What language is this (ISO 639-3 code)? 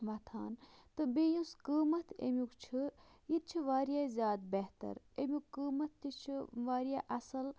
kas